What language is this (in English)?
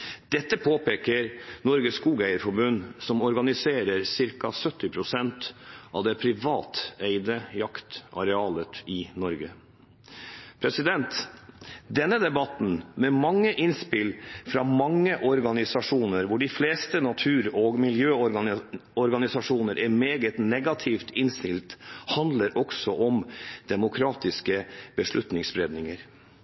Norwegian Bokmål